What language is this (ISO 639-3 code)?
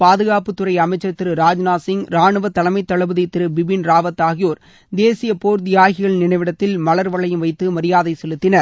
tam